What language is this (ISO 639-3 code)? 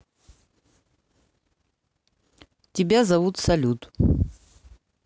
rus